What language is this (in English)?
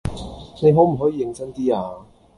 Cantonese